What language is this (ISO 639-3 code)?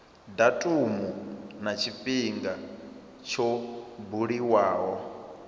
ven